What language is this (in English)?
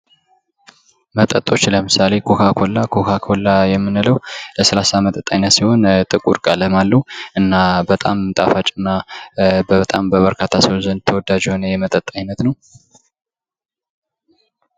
Amharic